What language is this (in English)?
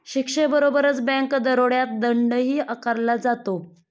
Marathi